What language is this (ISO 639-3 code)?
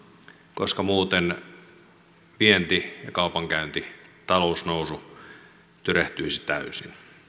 fin